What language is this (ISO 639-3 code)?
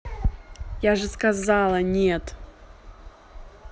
rus